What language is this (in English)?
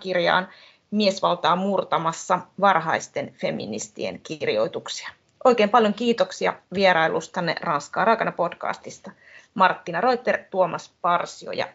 Finnish